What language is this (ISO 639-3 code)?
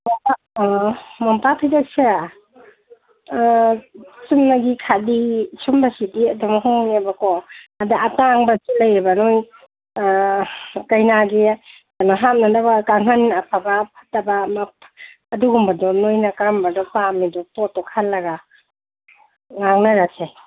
mni